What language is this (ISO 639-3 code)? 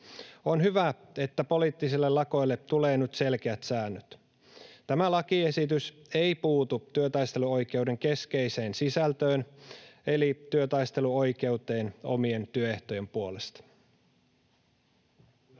fin